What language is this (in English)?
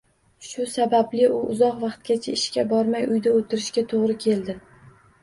Uzbek